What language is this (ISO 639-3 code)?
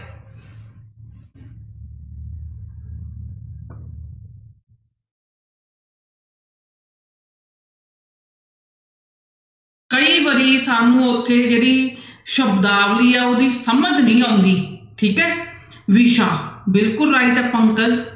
pan